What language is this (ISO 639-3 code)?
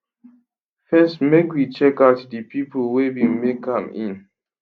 pcm